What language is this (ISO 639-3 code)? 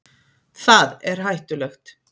isl